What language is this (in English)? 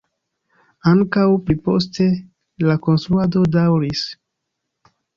Esperanto